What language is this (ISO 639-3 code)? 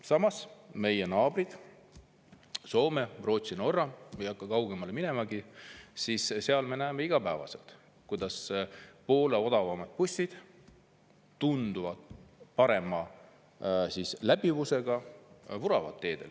est